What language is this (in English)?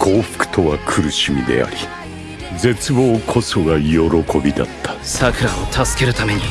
Japanese